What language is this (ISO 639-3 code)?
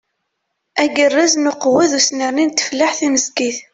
kab